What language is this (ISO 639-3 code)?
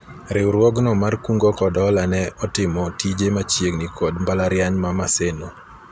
luo